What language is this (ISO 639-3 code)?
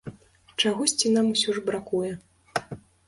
bel